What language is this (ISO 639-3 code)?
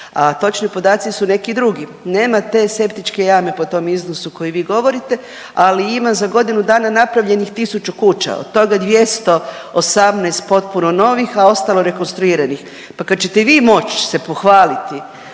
hrv